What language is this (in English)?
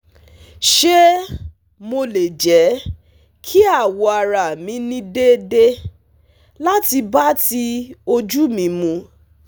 Yoruba